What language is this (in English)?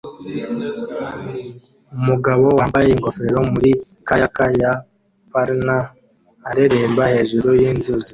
Kinyarwanda